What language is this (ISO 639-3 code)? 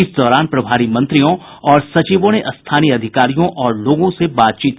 hin